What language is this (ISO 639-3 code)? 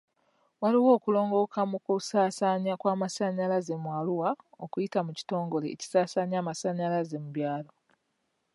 lug